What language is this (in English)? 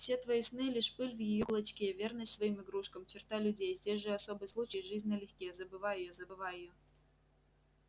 Russian